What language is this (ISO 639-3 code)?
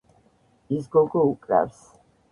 kat